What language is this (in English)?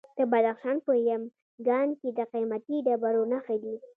Pashto